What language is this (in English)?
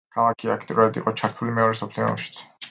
Georgian